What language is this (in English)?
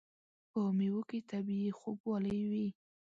Pashto